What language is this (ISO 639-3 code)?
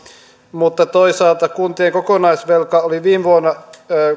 fin